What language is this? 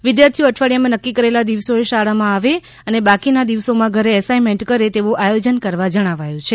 Gujarati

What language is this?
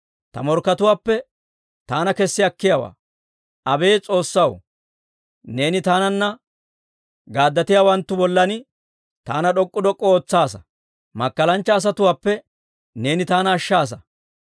Dawro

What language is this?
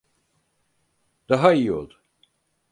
Turkish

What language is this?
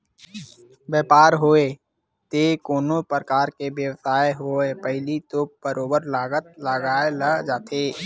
Chhattisgarhi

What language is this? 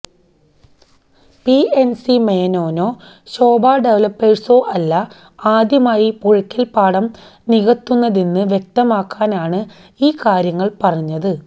Malayalam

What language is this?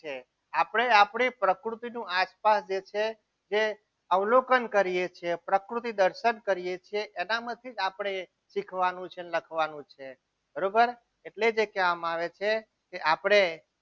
Gujarati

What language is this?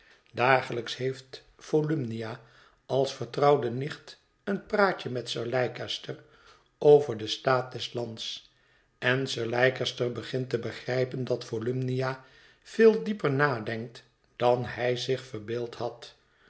Dutch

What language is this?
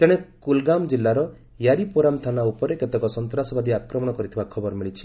Odia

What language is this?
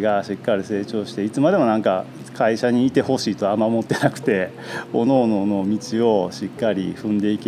Japanese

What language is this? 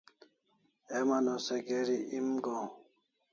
Kalasha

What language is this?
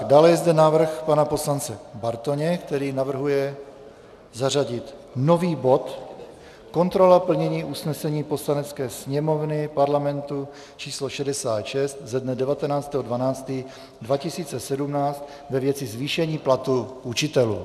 Czech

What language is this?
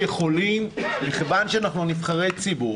Hebrew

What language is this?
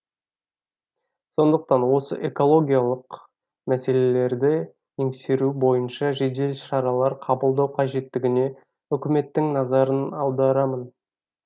Kazakh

